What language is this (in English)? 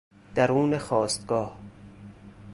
Persian